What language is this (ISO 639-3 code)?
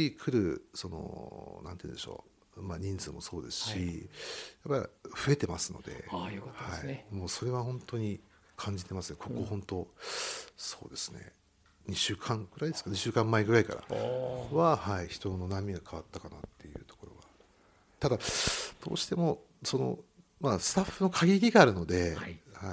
jpn